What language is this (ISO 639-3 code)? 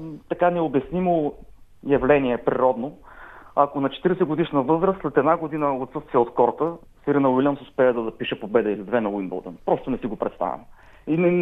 bul